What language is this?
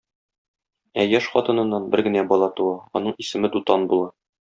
Tatar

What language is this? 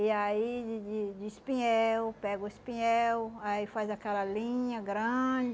Portuguese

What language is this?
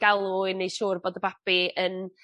Welsh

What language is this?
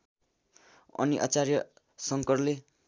Nepali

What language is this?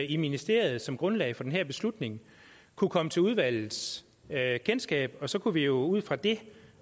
Danish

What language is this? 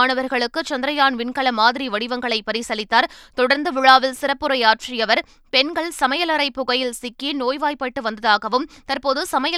Tamil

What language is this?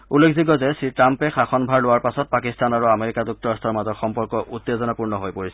Assamese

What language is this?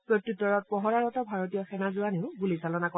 Assamese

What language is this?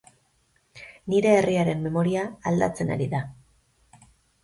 Basque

